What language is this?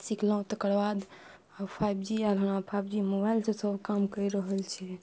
Maithili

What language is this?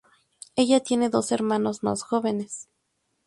Spanish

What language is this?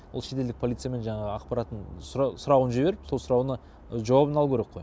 Kazakh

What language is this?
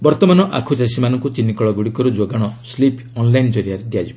Odia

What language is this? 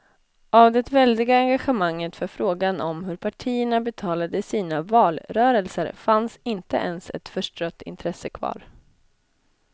Swedish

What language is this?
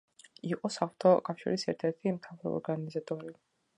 Georgian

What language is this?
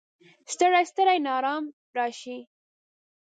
Pashto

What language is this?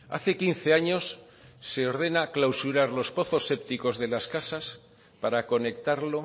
Spanish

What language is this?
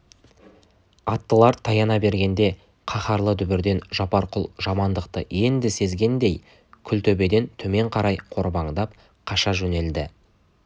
Kazakh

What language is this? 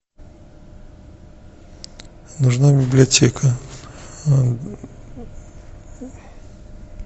Russian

